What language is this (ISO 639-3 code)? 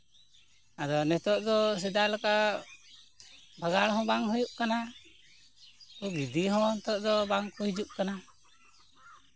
sat